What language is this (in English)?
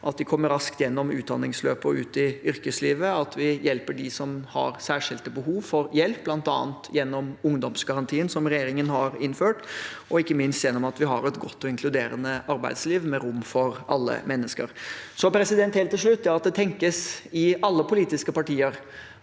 Norwegian